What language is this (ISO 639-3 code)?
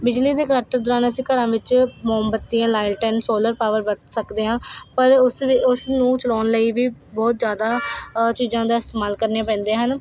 pan